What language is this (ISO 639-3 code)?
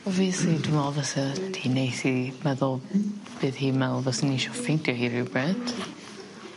cym